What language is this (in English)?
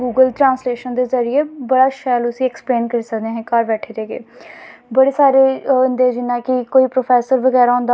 Dogri